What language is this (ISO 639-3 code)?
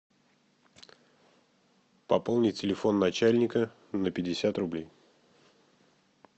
rus